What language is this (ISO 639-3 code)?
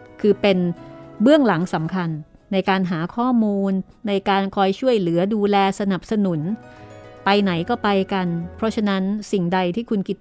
tha